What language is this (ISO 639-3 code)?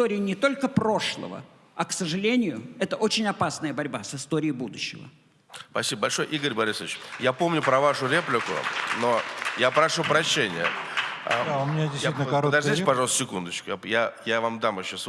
rus